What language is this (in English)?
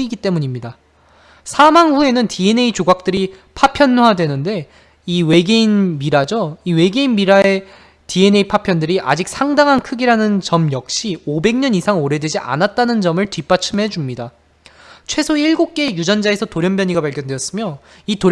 Korean